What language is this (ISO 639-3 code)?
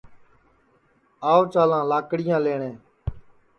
ssi